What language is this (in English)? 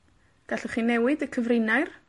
Welsh